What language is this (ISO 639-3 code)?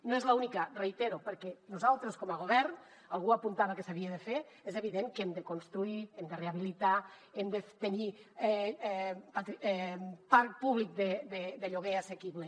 cat